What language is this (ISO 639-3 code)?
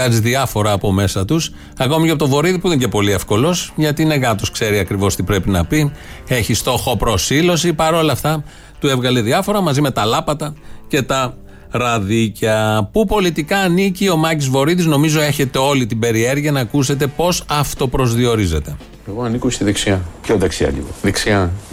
ell